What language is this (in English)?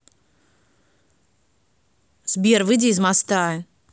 Russian